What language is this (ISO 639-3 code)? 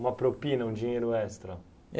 por